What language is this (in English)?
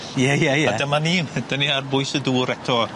Welsh